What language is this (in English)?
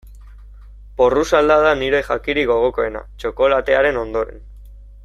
Basque